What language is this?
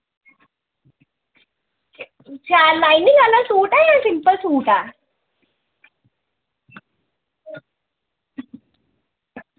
Dogri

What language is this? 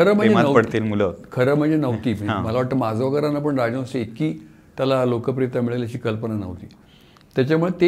Marathi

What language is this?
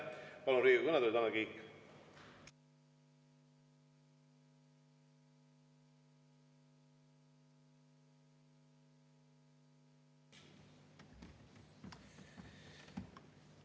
Estonian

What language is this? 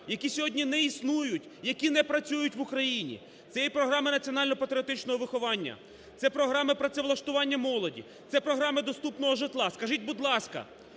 Ukrainian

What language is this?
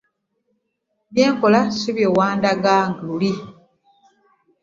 Ganda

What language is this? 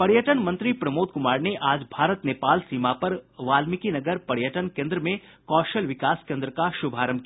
Hindi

